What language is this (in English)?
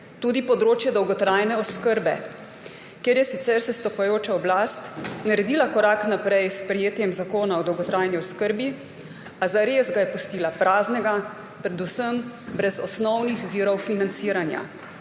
Slovenian